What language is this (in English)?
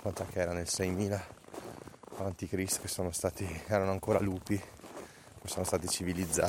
Italian